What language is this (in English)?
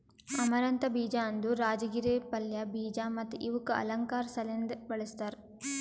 Kannada